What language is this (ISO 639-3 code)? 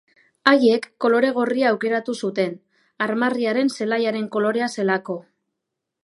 eus